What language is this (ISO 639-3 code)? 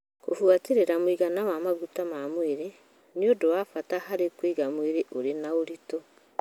kik